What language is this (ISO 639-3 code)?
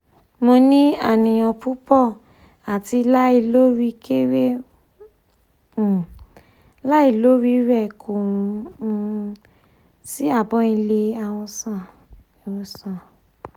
yor